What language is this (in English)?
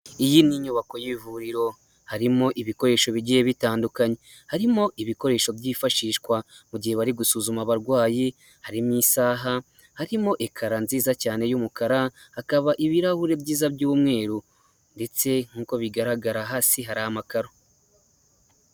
Kinyarwanda